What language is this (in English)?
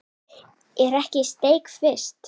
Icelandic